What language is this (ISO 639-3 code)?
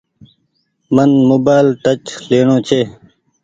gig